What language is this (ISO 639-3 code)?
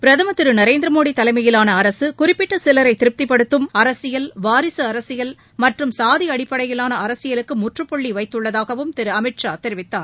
tam